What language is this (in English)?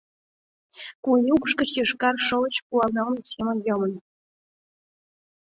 Mari